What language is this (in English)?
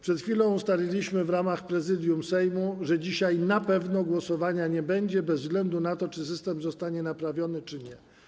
Polish